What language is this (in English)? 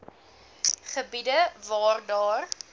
Afrikaans